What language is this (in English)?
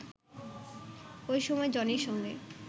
Bangla